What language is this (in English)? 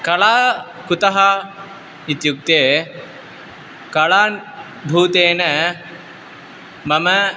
Sanskrit